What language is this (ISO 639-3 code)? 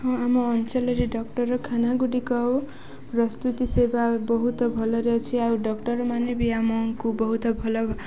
ori